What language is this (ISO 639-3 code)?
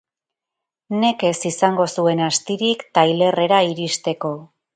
eus